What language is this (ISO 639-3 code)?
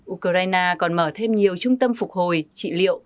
vie